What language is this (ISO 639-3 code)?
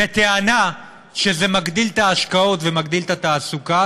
heb